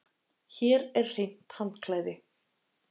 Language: Icelandic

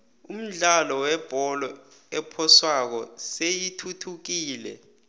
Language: South Ndebele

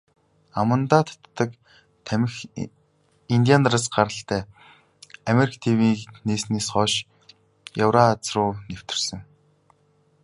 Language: Mongolian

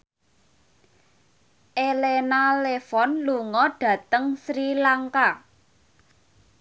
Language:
Javanese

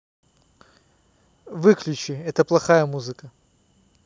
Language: Russian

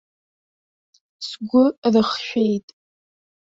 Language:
Abkhazian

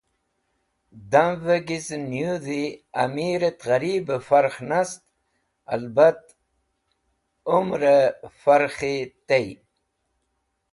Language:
Wakhi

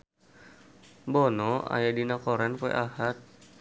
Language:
Sundanese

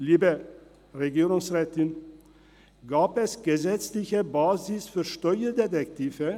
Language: Swiss German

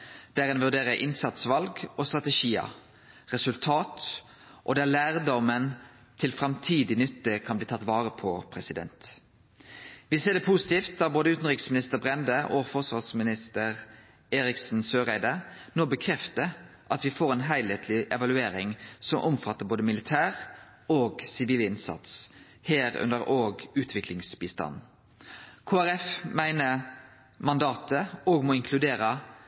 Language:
Norwegian Nynorsk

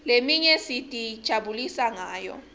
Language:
Swati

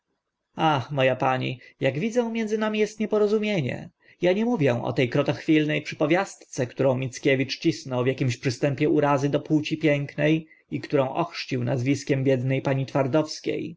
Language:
Polish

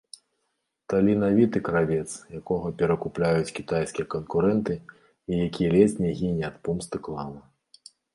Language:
Belarusian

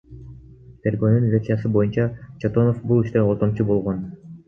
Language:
Kyrgyz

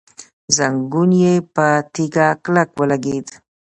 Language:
Pashto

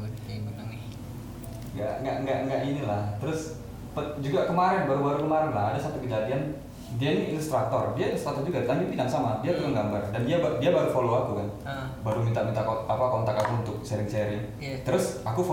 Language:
Indonesian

